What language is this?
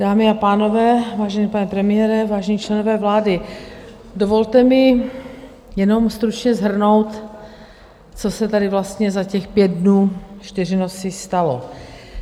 Czech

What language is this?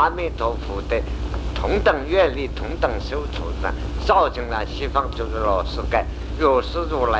Chinese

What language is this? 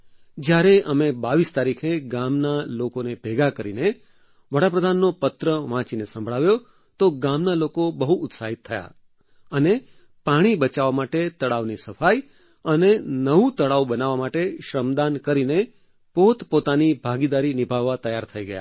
Gujarati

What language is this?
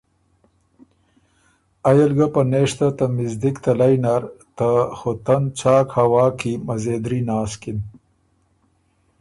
Ormuri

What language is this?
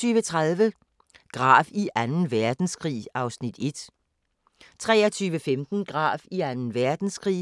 Danish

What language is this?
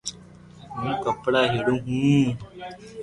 Loarki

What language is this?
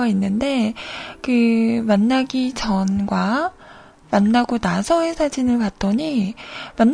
Korean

